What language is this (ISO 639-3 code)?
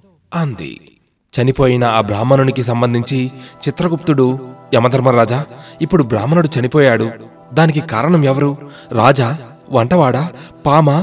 tel